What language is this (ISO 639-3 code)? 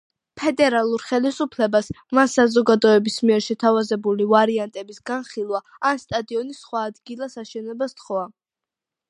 kat